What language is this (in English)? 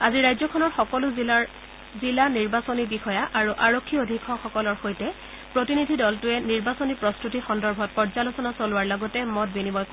Assamese